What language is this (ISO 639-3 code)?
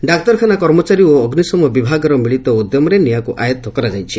ori